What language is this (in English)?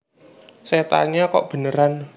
Javanese